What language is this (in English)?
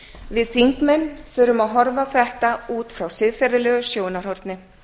Icelandic